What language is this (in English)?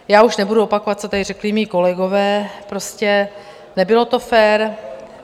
Czech